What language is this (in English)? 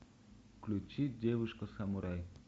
Russian